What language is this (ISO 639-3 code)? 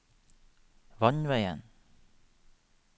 nor